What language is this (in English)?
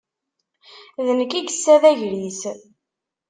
Kabyle